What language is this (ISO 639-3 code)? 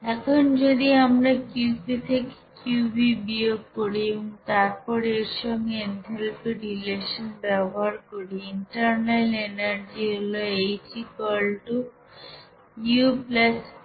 ben